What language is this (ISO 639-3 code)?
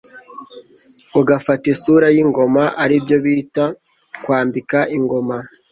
kin